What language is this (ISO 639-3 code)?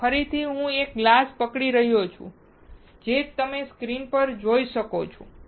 guj